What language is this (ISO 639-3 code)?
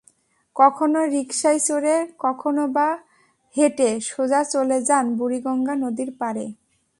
ben